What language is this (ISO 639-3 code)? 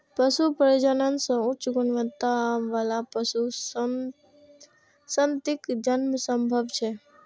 mai